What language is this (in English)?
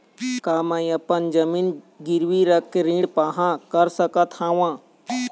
Chhattisgarhi